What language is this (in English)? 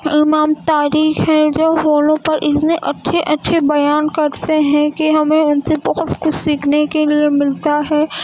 Urdu